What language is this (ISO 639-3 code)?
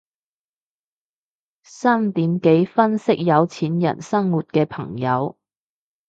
yue